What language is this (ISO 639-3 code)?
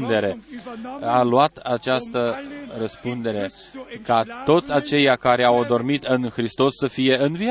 ron